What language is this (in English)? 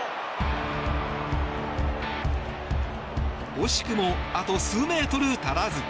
Japanese